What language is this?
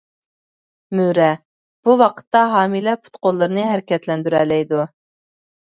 Uyghur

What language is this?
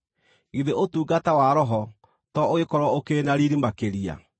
Kikuyu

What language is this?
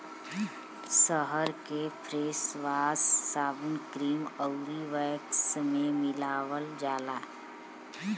Bhojpuri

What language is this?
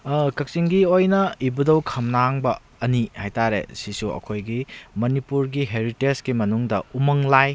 Manipuri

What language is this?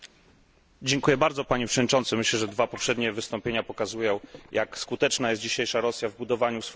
Polish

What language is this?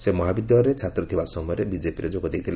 Odia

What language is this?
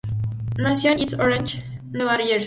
Spanish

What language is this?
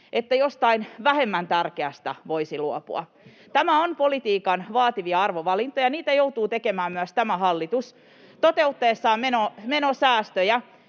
Finnish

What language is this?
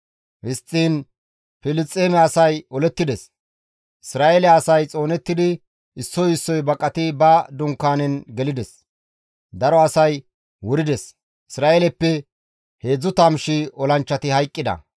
Gamo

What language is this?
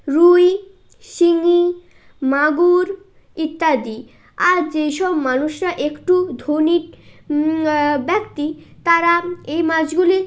Bangla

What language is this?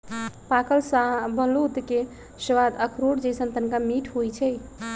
Magahi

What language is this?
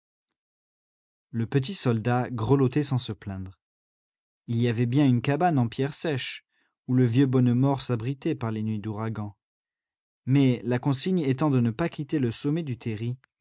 French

